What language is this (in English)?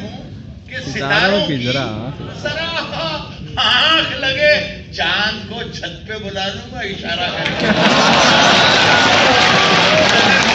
Hindi